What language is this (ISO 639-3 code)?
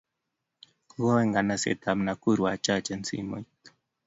kln